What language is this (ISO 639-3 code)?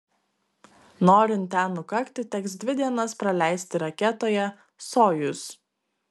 lit